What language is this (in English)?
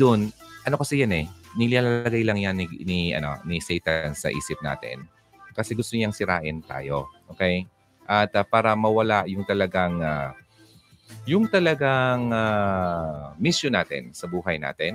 Filipino